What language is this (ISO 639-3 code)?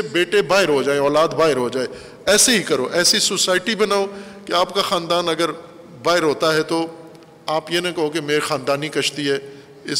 urd